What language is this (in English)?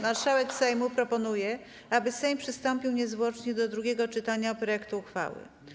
Polish